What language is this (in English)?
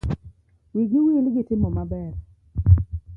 Luo (Kenya and Tanzania)